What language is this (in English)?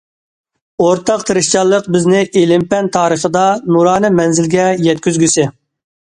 Uyghur